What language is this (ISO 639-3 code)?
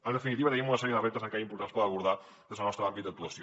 cat